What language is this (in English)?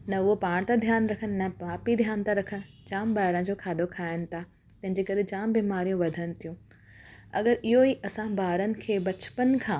Sindhi